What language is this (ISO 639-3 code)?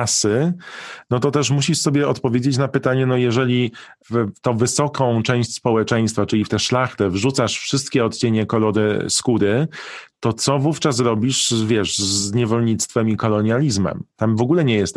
pol